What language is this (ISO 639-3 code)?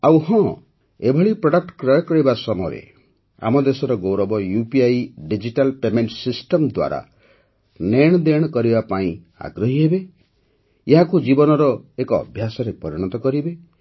ori